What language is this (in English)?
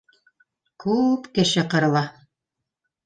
Bashkir